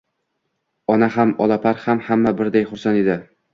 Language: Uzbek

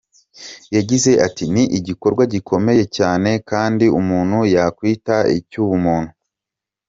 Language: Kinyarwanda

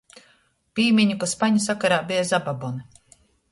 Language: Latgalian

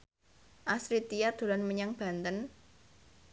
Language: Javanese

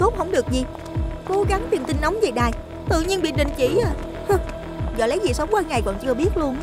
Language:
Vietnamese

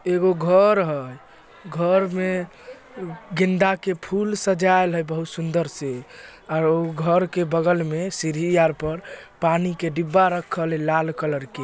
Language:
Magahi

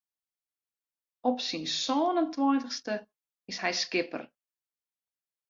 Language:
Western Frisian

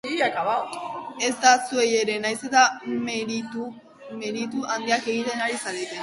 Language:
Basque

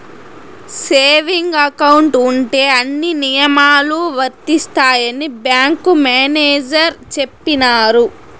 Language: Telugu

